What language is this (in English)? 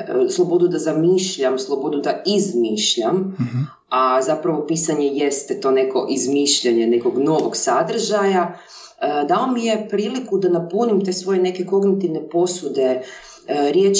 Croatian